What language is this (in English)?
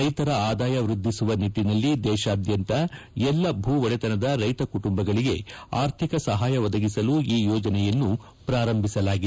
Kannada